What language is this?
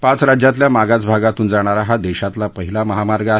Marathi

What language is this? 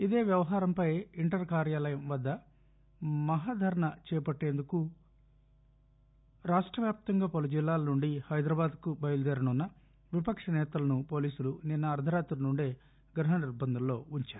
Telugu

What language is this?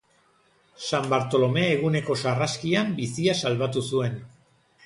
Basque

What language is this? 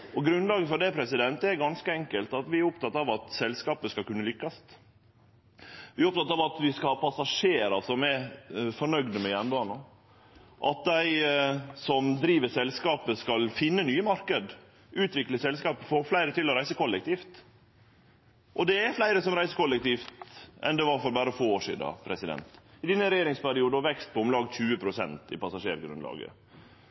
Norwegian Nynorsk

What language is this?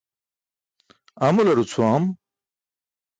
Burushaski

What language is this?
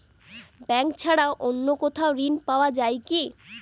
Bangla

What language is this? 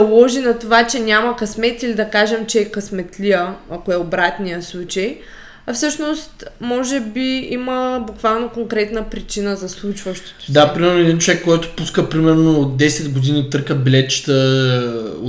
Bulgarian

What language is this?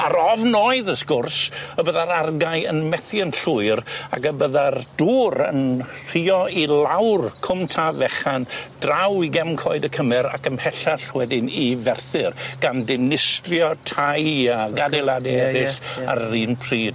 Welsh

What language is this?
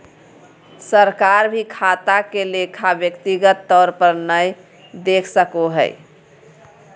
Magahi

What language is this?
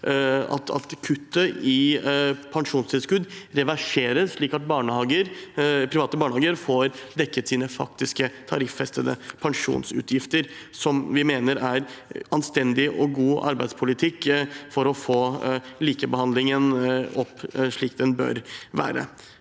Norwegian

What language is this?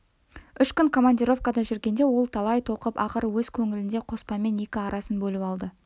Kazakh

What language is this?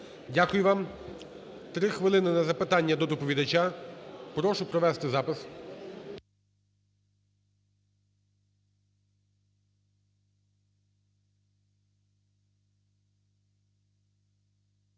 Ukrainian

